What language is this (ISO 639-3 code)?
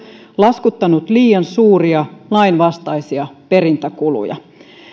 fin